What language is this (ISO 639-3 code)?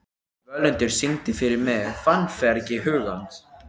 isl